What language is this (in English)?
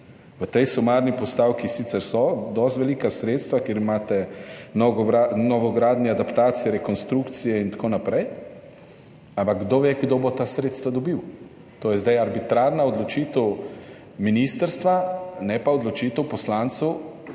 Slovenian